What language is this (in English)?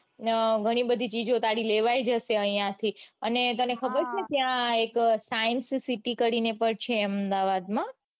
Gujarati